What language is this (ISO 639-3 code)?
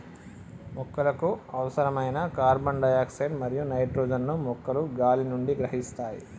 tel